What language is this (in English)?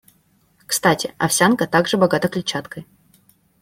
Russian